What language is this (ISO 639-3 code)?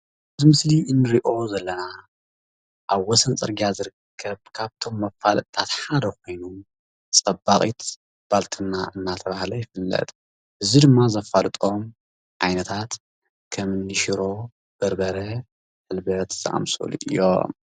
tir